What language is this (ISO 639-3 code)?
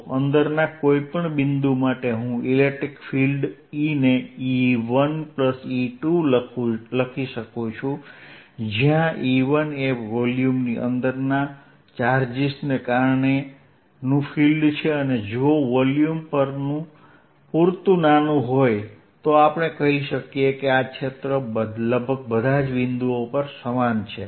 guj